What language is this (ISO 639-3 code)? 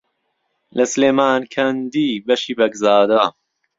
ckb